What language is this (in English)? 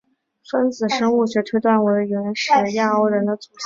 Chinese